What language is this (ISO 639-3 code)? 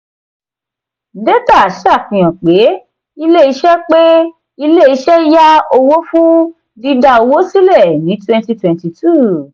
yor